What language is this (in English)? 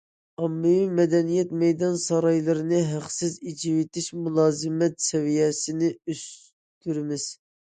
Uyghur